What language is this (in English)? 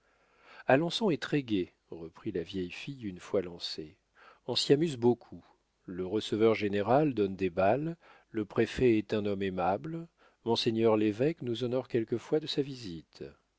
French